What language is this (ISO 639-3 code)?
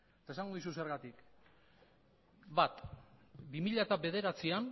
eus